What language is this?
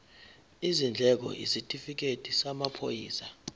Zulu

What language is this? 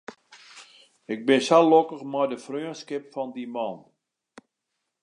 Western Frisian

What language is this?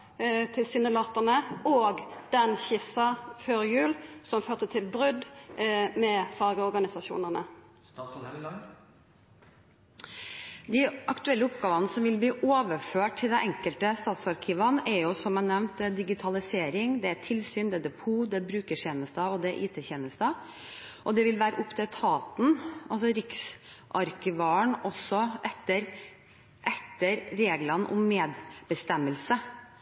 Norwegian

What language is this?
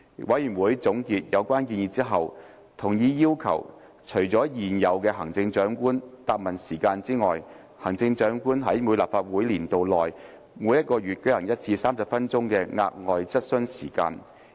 Cantonese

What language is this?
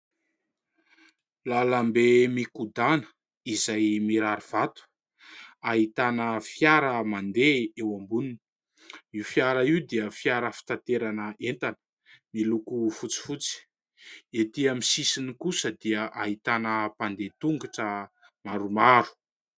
Malagasy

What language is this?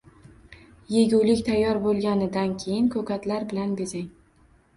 Uzbek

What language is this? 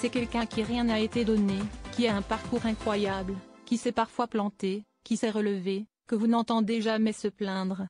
French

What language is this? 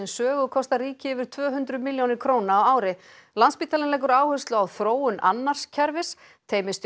Icelandic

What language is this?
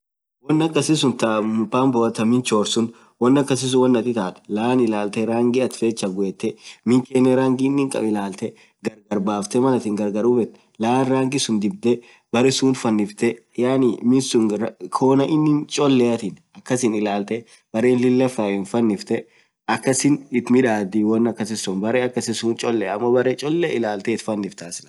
Orma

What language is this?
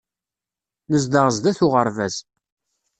Kabyle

